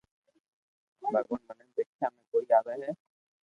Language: Loarki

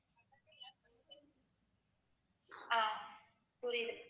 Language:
Tamil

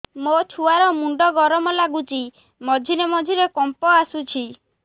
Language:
Odia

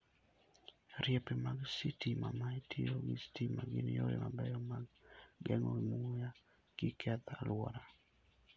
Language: Luo (Kenya and Tanzania)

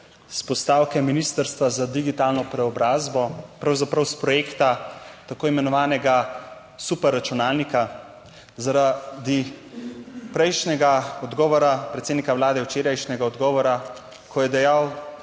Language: Slovenian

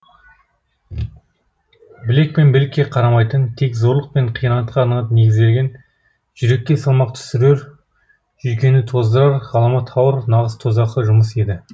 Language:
Kazakh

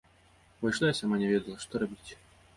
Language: Belarusian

